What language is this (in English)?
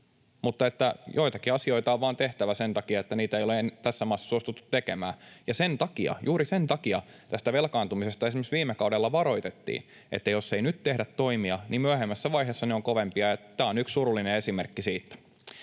Finnish